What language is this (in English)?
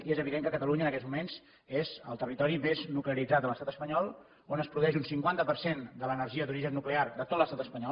Catalan